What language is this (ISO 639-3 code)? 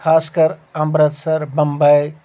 kas